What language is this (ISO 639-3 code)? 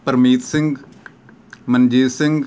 pan